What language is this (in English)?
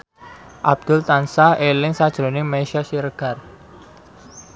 Javanese